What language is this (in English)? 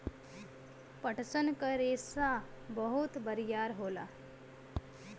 Bhojpuri